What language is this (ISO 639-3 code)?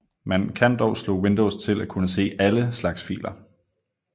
dan